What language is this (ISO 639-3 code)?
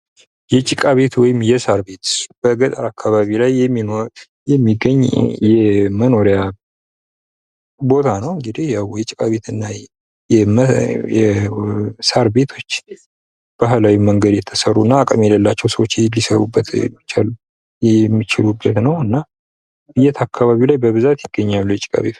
amh